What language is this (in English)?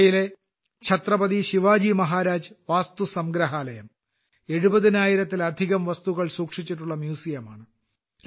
Malayalam